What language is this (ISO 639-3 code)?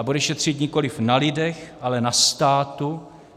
ces